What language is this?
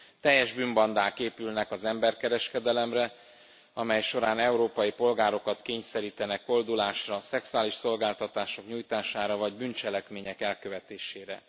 Hungarian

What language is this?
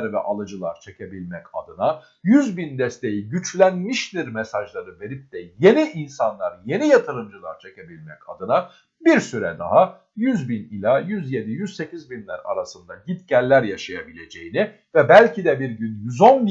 Turkish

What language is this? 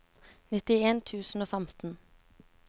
Norwegian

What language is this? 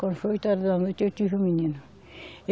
Portuguese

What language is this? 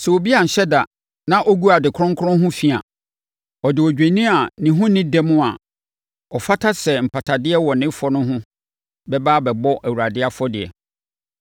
Akan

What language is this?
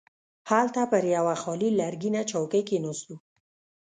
Pashto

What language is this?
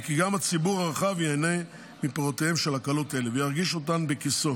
Hebrew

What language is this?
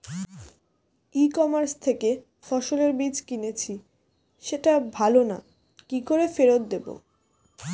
Bangla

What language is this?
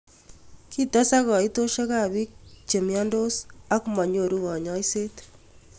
Kalenjin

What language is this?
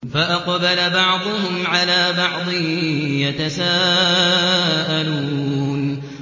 Arabic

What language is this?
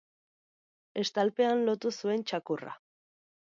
Basque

